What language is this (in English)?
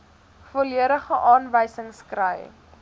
Afrikaans